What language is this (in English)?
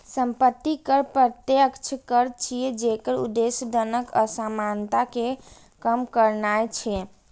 Maithili